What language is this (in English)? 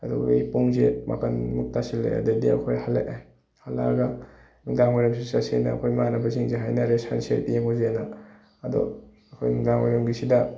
Manipuri